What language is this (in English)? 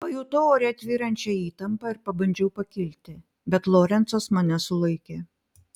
Lithuanian